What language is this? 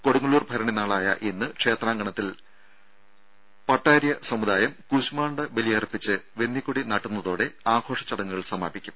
Malayalam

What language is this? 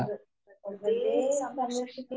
Malayalam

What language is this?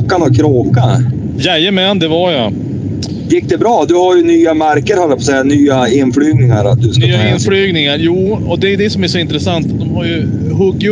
Swedish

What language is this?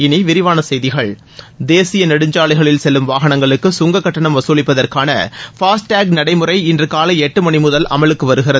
Tamil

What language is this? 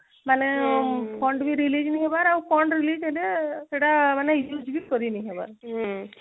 Odia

